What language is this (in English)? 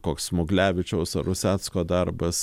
Lithuanian